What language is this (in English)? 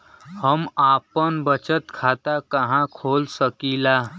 Bhojpuri